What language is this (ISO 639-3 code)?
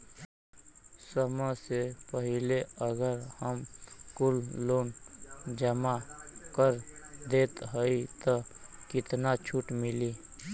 bho